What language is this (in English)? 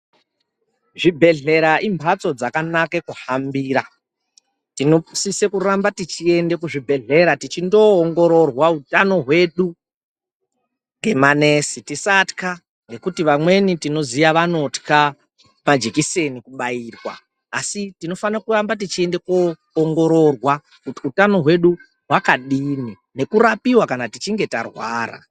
Ndau